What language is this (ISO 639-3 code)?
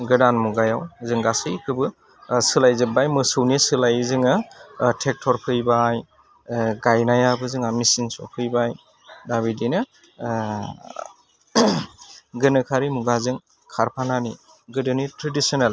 brx